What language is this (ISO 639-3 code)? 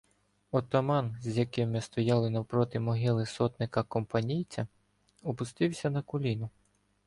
ukr